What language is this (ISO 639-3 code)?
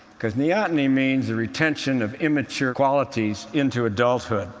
eng